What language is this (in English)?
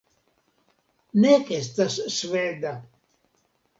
Esperanto